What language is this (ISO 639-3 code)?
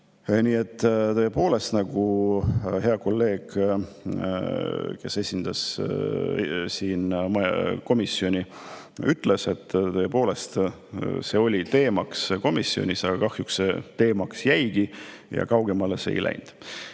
est